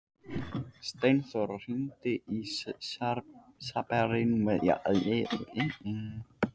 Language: Icelandic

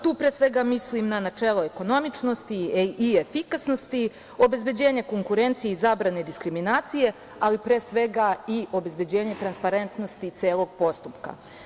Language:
Serbian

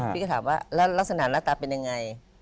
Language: Thai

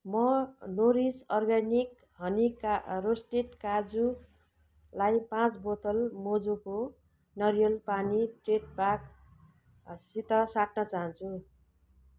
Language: Nepali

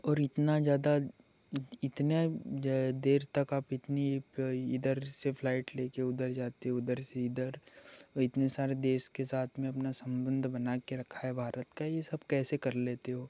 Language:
Hindi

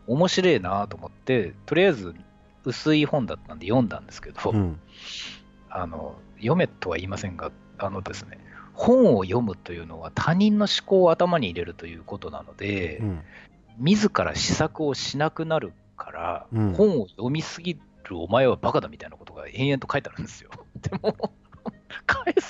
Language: Japanese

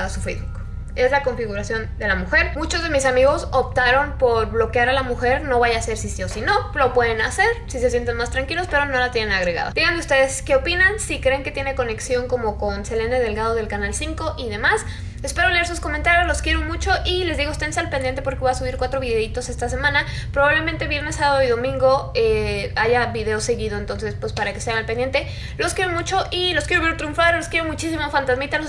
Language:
Spanish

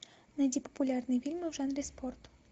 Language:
Russian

